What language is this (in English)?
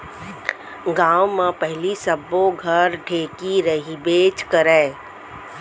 Chhattisgarhi